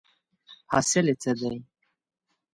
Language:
Pashto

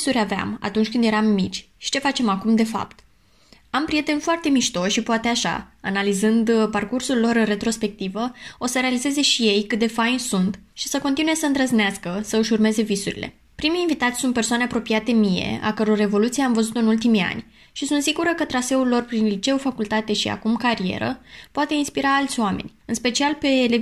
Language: Romanian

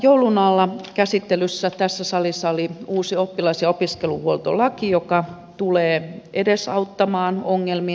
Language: Finnish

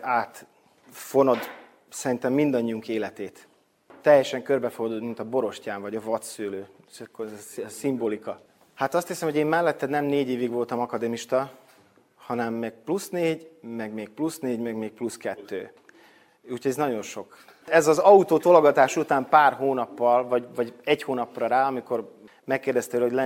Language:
Hungarian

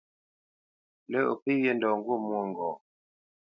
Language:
Bamenyam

